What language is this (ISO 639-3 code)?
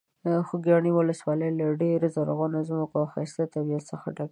pus